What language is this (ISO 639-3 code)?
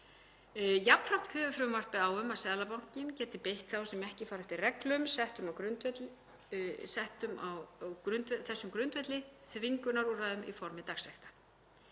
isl